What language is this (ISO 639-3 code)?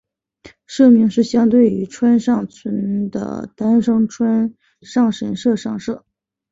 zho